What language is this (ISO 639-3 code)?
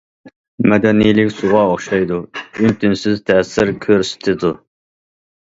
uig